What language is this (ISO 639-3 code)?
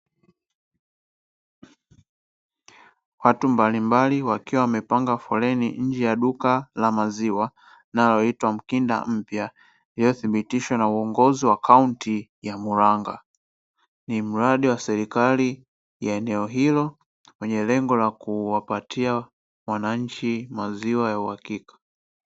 swa